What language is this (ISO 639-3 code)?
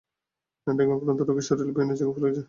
ben